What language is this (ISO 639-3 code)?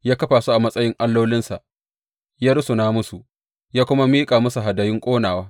hau